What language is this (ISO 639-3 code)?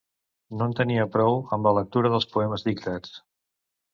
cat